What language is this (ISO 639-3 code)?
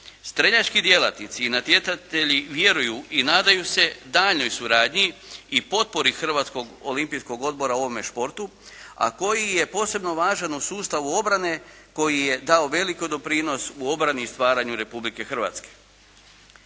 hrv